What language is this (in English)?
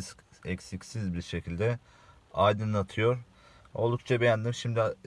Turkish